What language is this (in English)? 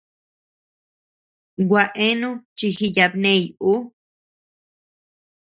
Tepeuxila Cuicatec